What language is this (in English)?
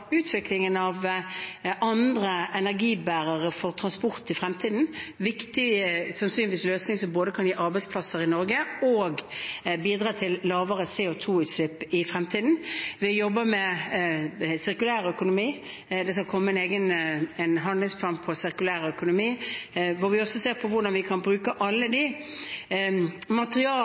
Norwegian Bokmål